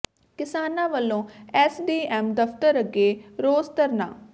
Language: Punjabi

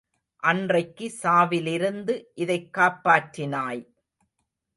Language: Tamil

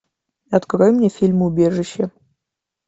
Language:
Russian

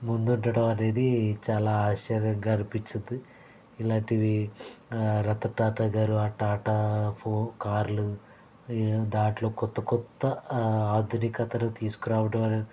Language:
Telugu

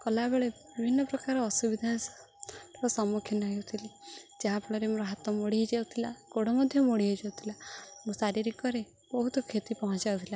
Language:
Odia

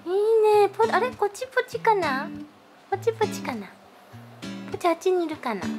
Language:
Japanese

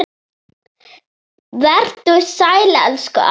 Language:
Icelandic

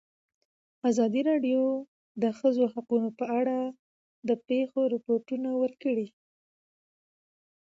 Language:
Pashto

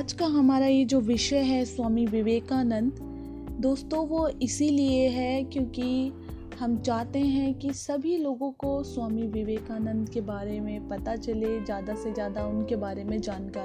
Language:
Hindi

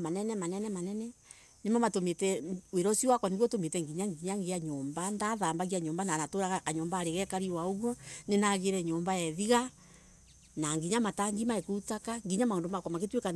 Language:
Embu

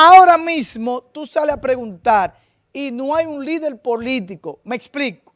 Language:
Spanish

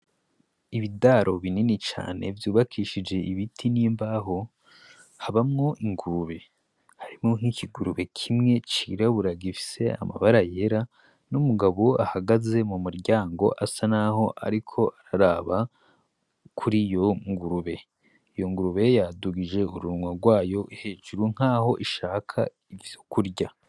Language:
Rundi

